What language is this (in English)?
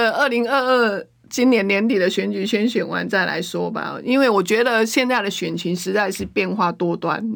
Chinese